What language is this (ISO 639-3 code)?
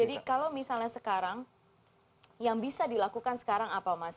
ind